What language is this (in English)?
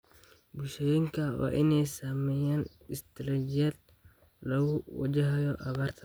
Somali